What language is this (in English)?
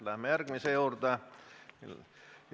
Estonian